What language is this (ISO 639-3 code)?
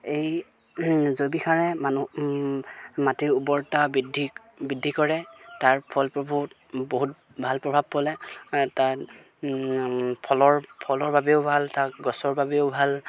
asm